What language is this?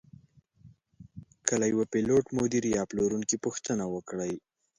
Pashto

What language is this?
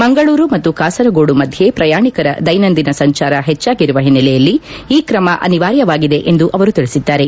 Kannada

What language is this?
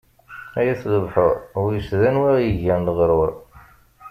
Kabyle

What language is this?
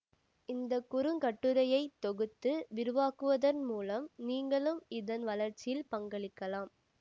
Tamil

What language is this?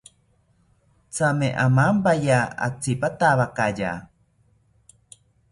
South Ucayali Ashéninka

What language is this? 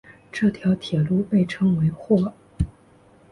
Chinese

